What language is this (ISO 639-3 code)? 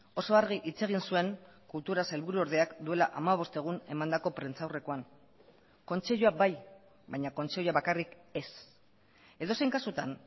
eus